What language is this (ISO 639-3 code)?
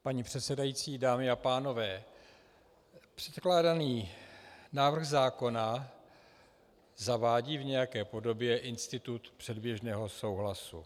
ces